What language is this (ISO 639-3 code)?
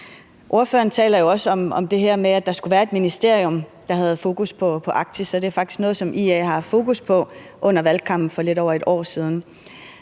dan